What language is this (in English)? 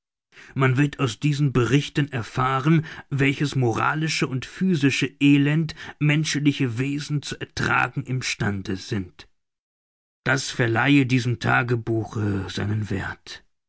German